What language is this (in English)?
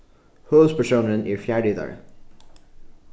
Faroese